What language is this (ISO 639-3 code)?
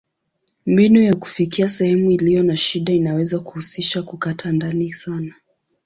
swa